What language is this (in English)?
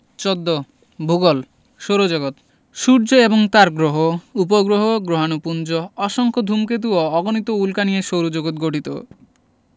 Bangla